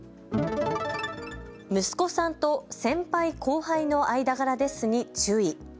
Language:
Japanese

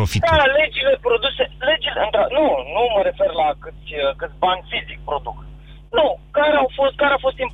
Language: Romanian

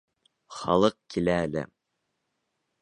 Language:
Bashkir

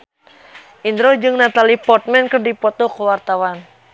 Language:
Sundanese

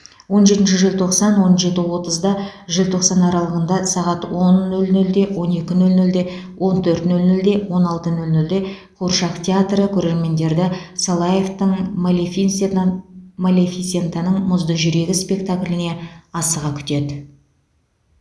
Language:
Kazakh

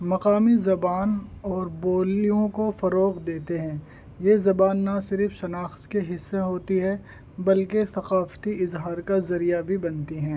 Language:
Urdu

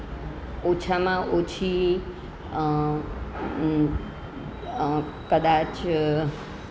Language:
Gujarati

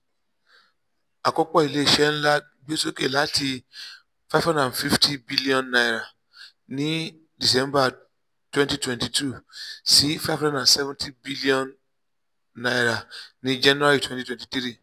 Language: Yoruba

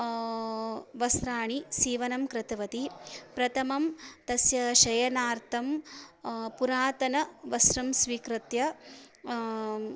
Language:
Sanskrit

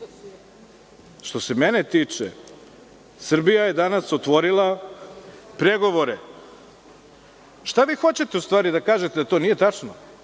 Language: Serbian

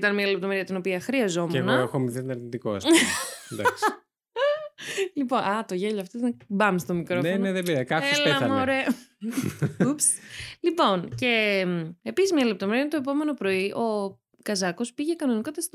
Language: Greek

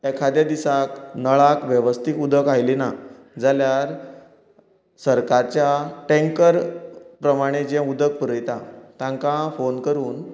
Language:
Konkani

